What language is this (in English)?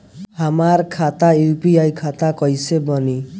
Bhojpuri